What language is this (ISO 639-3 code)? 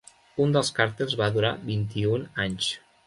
cat